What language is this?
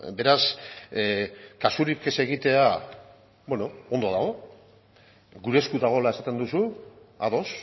Basque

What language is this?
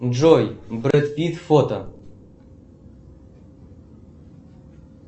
Russian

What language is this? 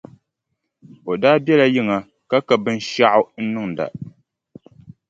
Dagbani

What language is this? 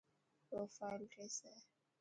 Dhatki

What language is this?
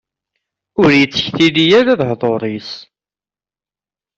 Kabyle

